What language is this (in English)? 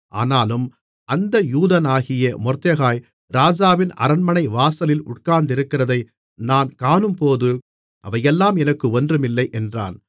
Tamil